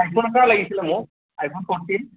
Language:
Assamese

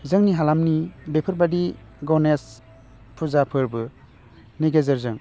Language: Bodo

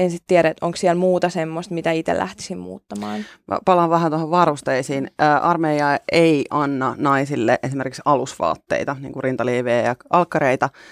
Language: Finnish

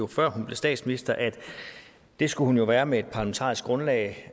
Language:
Danish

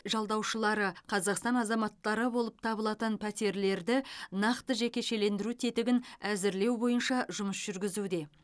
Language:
Kazakh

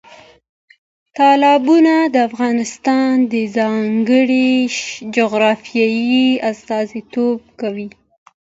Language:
Pashto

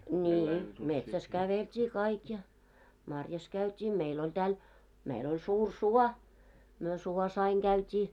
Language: Finnish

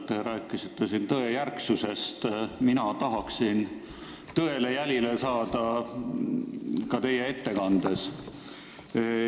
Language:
Estonian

